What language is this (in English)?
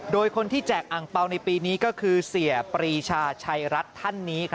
Thai